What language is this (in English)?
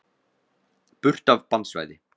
Icelandic